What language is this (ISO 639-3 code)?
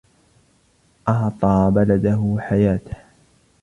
ara